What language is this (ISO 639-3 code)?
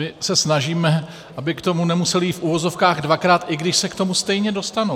ces